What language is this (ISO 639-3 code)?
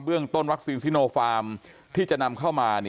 tha